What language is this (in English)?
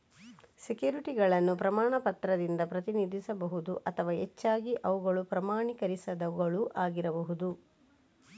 Kannada